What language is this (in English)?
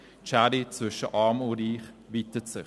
Swiss German